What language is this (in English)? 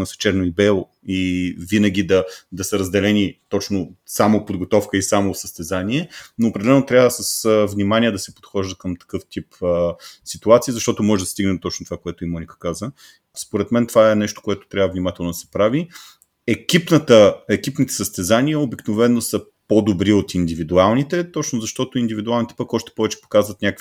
Bulgarian